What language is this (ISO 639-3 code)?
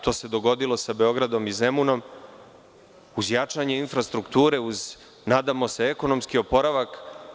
srp